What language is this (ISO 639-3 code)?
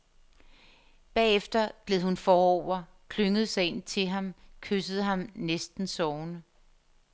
dan